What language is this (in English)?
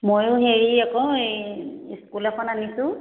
Assamese